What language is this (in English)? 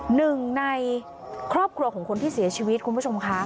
Thai